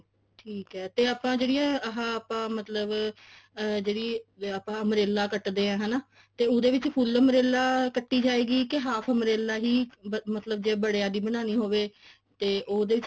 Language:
Punjabi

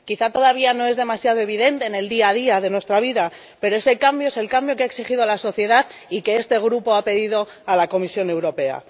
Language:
Spanish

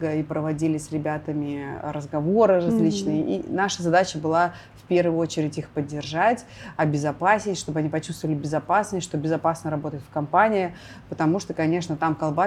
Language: Russian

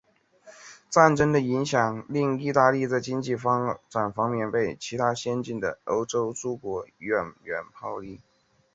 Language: Chinese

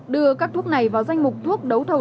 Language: Vietnamese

